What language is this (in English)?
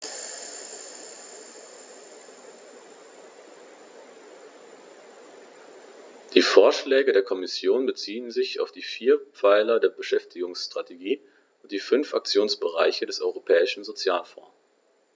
German